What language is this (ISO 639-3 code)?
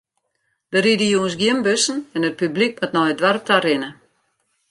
fry